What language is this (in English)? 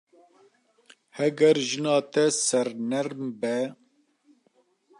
Kurdish